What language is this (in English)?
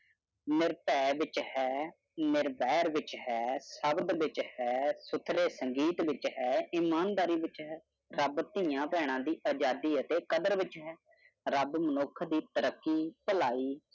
Punjabi